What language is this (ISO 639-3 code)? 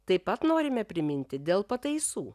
lit